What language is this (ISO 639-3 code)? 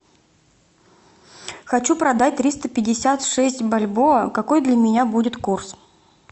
rus